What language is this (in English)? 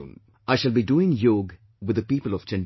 English